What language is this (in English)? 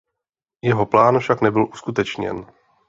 Czech